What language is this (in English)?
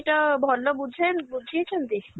Odia